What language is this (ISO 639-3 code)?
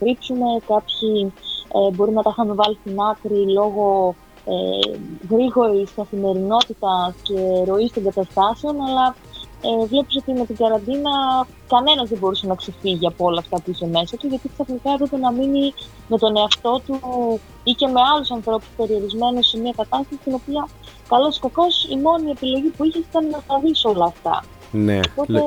ell